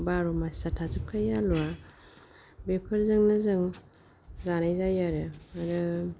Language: Bodo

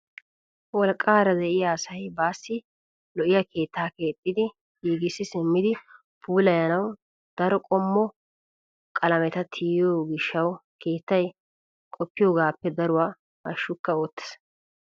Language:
Wolaytta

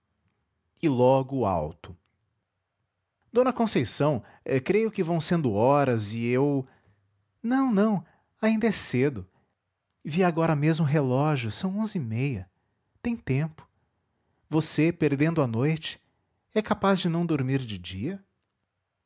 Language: Portuguese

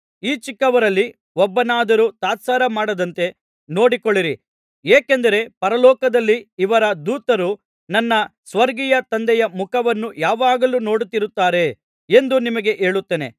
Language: Kannada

